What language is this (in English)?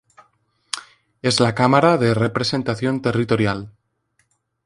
Spanish